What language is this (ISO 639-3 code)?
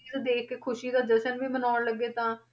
pan